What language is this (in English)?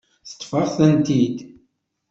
Kabyle